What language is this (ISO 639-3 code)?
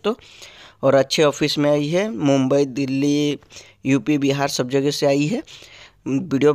hin